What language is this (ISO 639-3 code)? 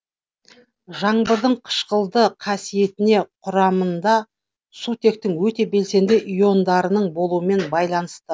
kaz